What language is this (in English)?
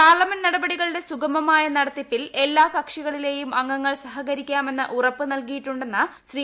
Malayalam